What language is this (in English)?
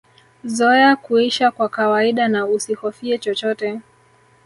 Swahili